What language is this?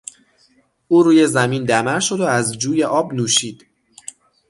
Persian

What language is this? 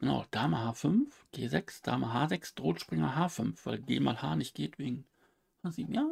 German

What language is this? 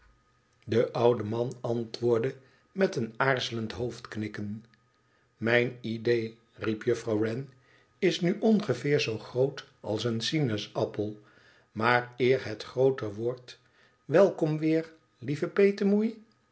Dutch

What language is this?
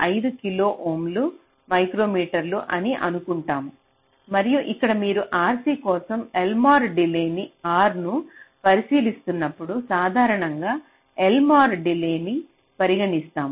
Telugu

